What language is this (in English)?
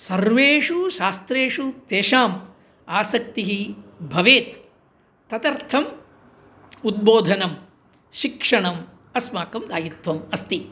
Sanskrit